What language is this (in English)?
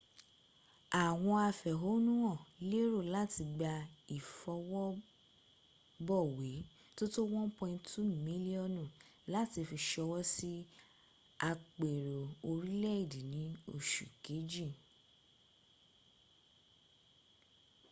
Yoruba